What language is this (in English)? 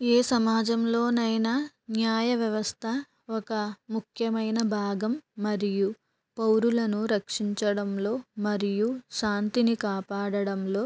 Telugu